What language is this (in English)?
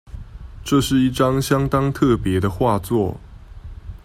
Chinese